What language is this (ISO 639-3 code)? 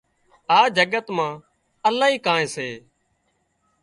kxp